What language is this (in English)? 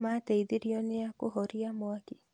Kikuyu